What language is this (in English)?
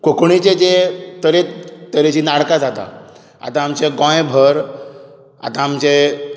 Konkani